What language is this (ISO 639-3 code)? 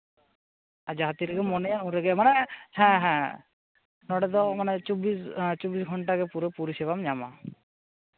sat